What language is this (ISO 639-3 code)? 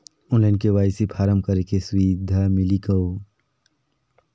hne